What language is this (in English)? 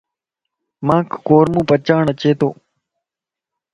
Lasi